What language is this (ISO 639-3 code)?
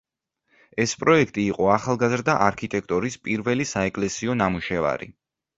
kat